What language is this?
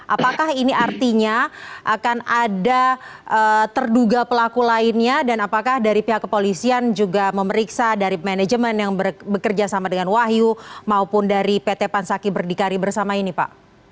Indonesian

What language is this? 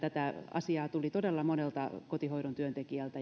Finnish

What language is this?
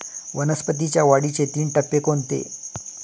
Marathi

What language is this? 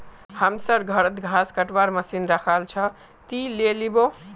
Magahi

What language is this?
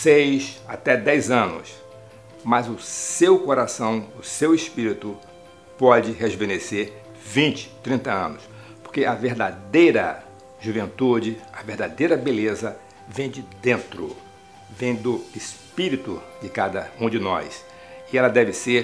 Portuguese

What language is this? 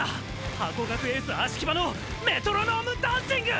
Japanese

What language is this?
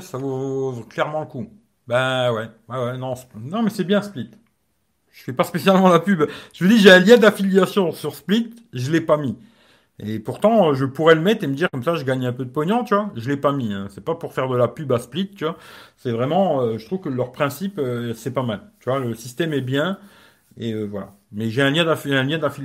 French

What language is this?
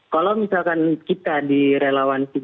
Indonesian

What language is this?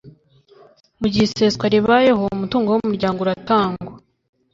Kinyarwanda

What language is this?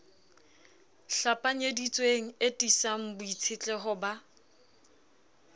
Southern Sotho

